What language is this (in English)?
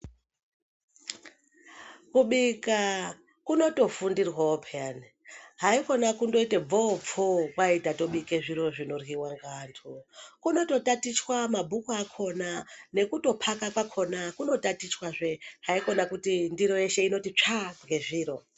Ndau